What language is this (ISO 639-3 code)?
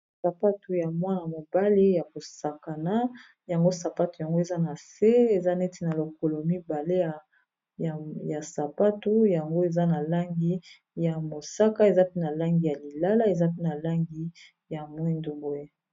lin